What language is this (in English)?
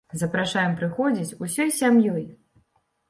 Belarusian